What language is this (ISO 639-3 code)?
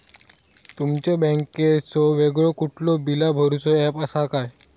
mar